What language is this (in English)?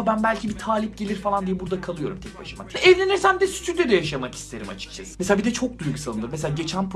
Turkish